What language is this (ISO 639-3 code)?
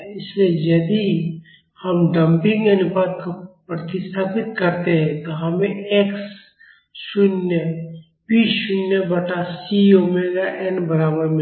hin